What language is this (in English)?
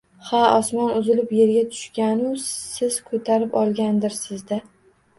Uzbek